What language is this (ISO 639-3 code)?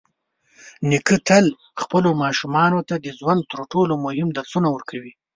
pus